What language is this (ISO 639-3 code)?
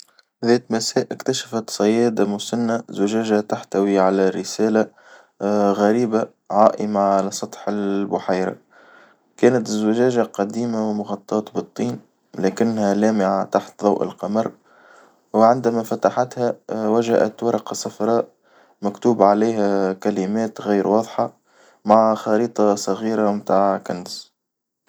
aeb